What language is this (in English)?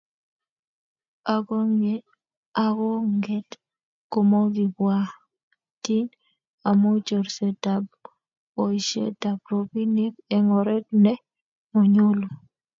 Kalenjin